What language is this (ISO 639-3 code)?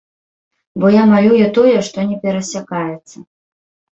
bel